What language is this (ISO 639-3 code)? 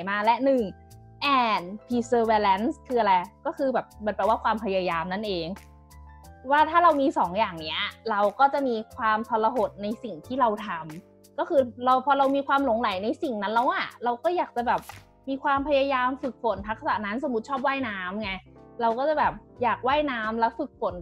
tha